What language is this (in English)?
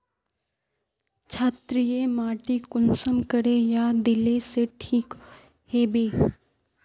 Magahi